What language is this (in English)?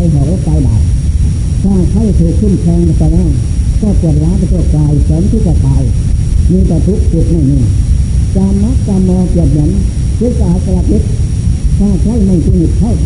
Thai